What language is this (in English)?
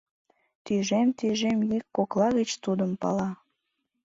Mari